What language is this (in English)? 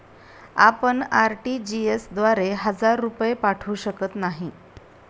Marathi